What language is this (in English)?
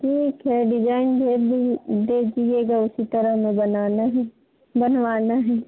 Hindi